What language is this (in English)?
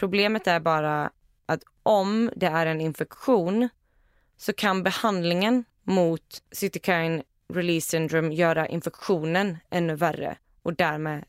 Swedish